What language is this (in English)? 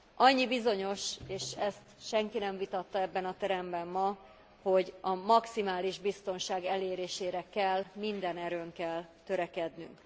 Hungarian